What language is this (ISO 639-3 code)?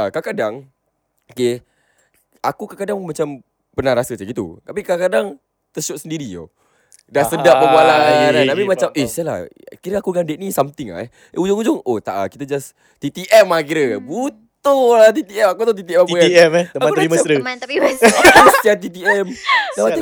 msa